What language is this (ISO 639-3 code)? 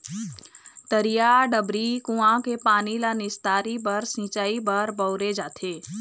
hne